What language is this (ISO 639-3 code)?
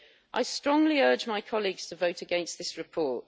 eng